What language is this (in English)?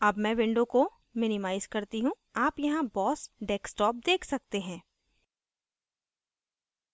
Hindi